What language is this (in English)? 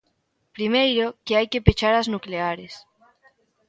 Galician